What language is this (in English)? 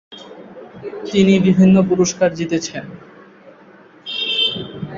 Bangla